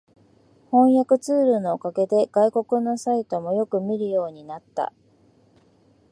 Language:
Japanese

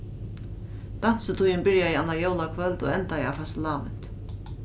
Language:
Faroese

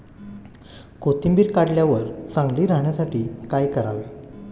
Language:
Marathi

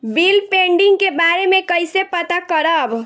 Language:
Bhojpuri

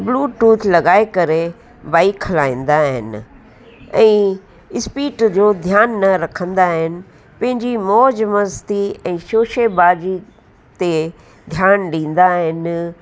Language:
Sindhi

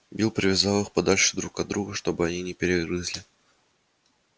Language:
Russian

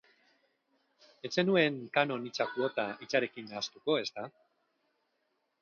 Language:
Basque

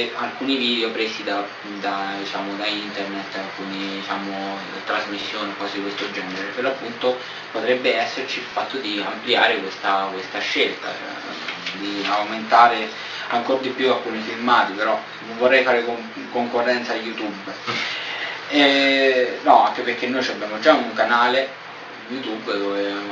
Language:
Italian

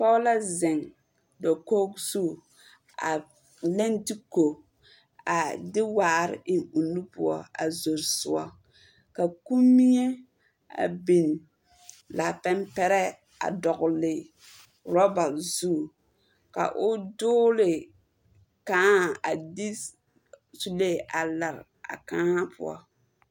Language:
Southern Dagaare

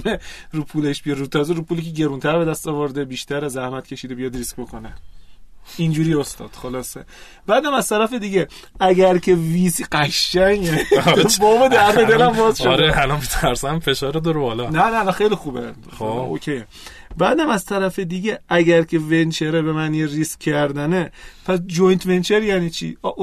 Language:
Persian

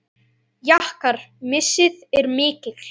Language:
Icelandic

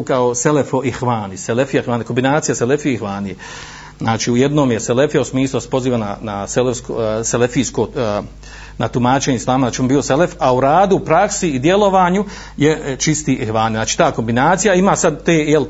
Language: Croatian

